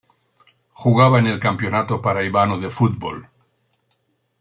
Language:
Spanish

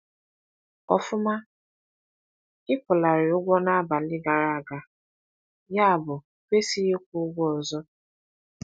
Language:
Igbo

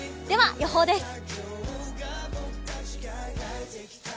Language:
Japanese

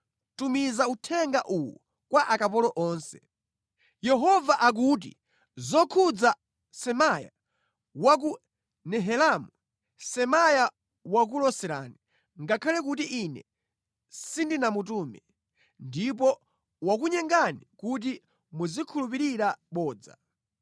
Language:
Nyanja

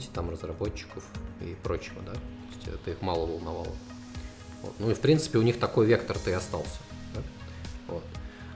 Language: Russian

